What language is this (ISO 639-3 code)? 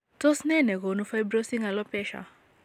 kln